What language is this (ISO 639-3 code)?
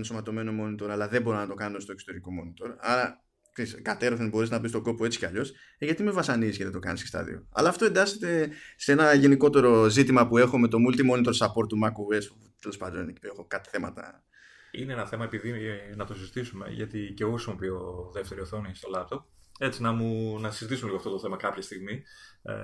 ell